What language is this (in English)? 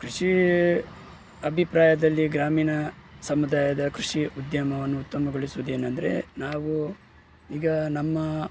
Kannada